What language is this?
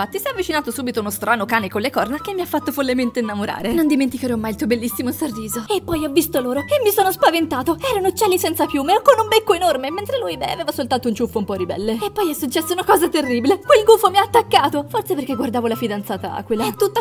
Italian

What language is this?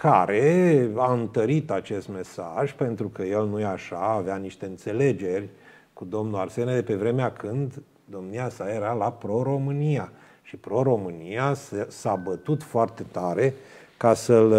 Romanian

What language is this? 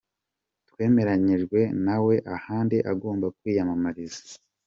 Kinyarwanda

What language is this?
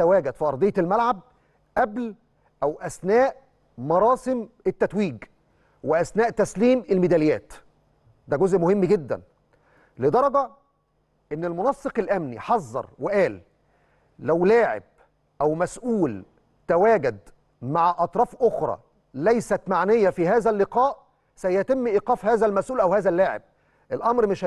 Arabic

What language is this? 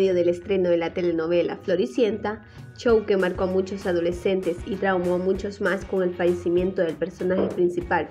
Spanish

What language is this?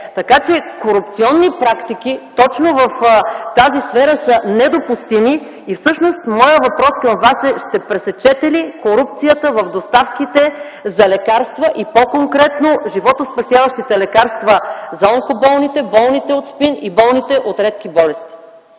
Bulgarian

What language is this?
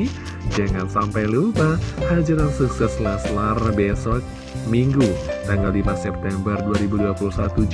Indonesian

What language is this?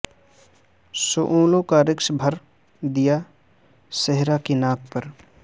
Urdu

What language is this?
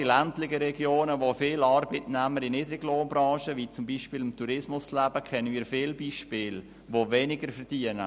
Swiss German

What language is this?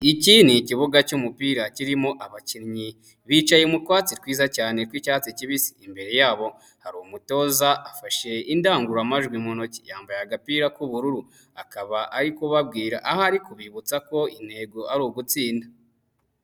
Kinyarwanda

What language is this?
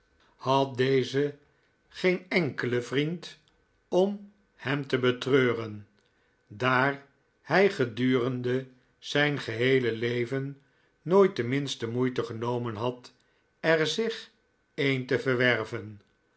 Dutch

